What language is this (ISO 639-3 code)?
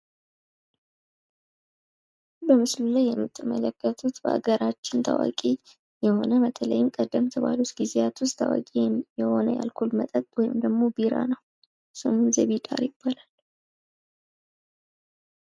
amh